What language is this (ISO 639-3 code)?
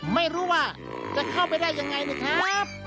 tha